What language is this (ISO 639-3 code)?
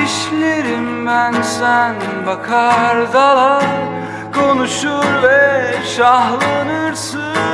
tur